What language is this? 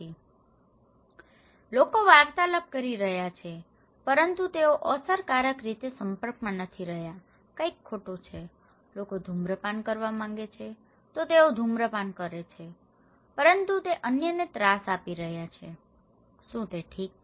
Gujarati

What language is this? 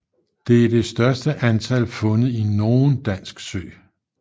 Danish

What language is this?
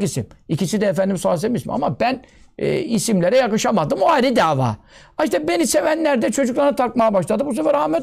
Turkish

